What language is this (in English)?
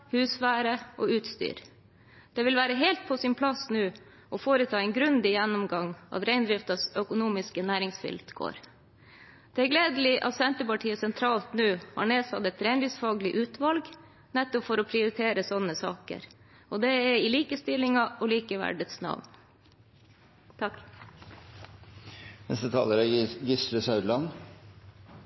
Norwegian Bokmål